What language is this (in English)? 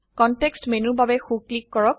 Assamese